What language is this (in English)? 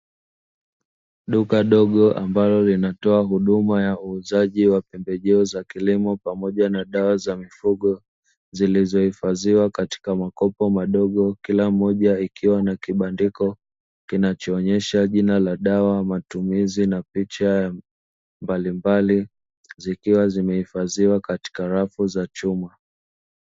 Swahili